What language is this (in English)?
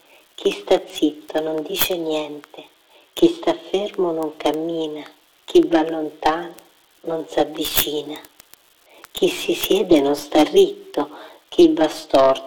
Italian